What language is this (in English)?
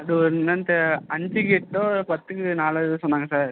Tamil